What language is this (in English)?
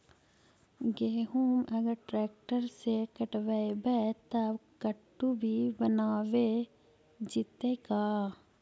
Magahi